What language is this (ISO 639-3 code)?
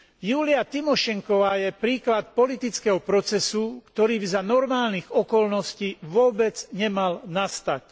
slk